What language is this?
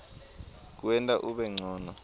Swati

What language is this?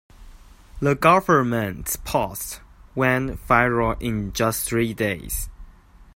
English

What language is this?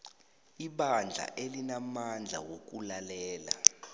South Ndebele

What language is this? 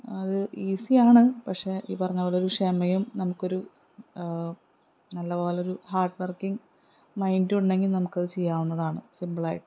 Malayalam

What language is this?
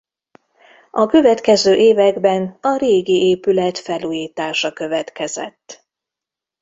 Hungarian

